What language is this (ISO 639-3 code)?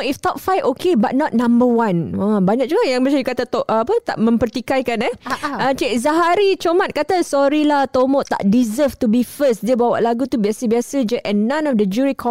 msa